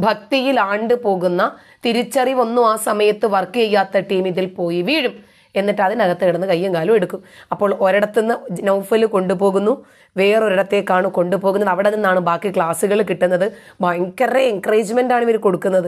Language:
Malayalam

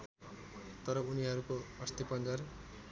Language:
Nepali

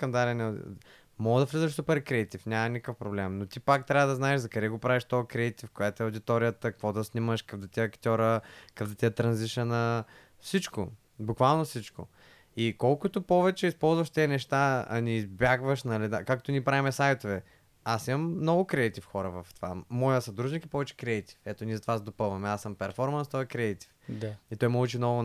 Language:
Bulgarian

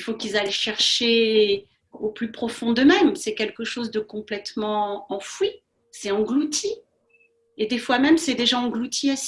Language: French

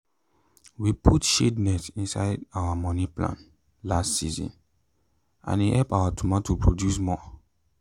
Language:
Nigerian Pidgin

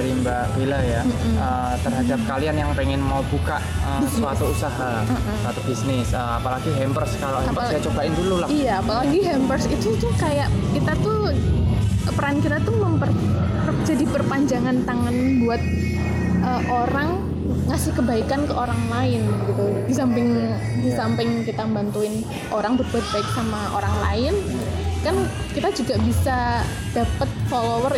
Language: Indonesian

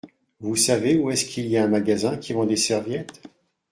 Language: French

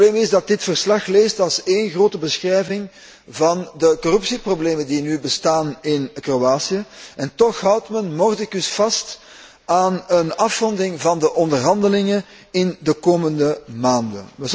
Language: Dutch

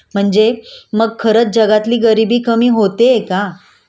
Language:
Marathi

